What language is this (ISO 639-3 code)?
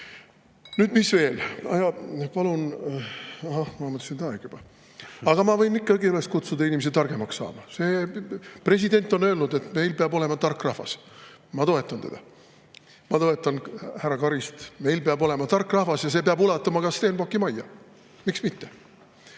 est